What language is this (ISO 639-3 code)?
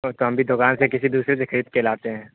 urd